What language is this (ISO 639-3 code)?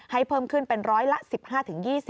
tha